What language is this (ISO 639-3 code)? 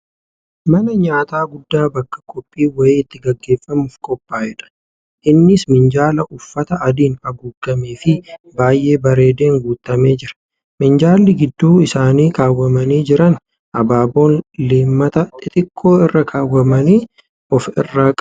orm